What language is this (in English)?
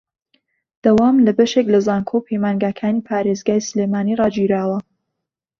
Central Kurdish